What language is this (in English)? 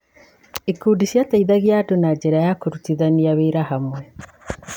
Kikuyu